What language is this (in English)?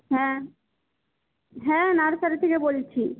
Bangla